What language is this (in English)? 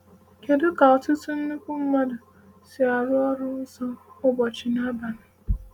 Igbo